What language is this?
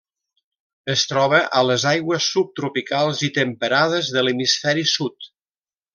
Catalan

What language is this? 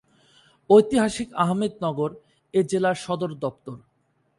Bangla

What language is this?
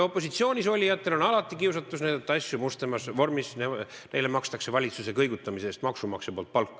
Estonian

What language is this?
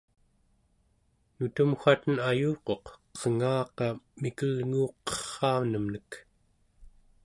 Central Yupik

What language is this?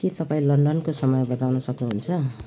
Nepali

